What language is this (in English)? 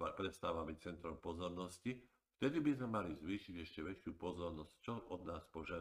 Slovak